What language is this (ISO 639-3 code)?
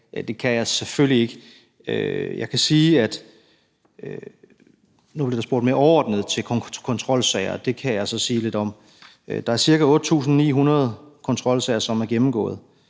dan